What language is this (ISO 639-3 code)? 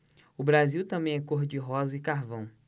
por